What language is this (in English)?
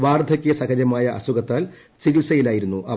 Malayalam